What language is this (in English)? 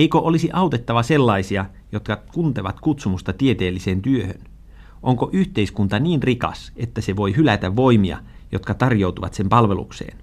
Finnish